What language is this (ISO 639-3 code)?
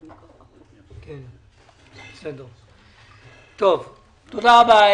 heb